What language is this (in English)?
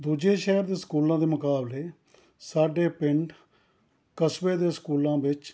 Punjabi